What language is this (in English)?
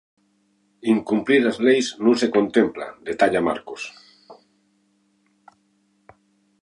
Galician